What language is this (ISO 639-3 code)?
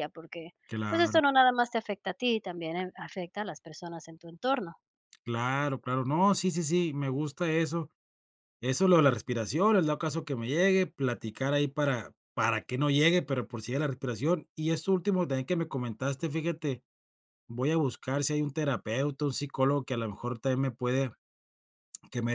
spa